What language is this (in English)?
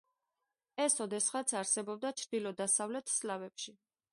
Georgian